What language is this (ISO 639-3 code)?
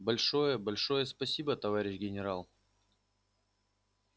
rus